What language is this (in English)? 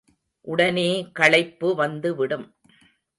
Tamil